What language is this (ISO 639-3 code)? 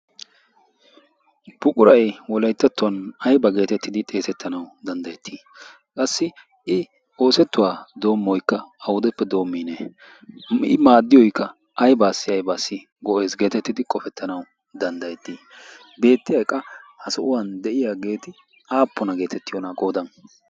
wal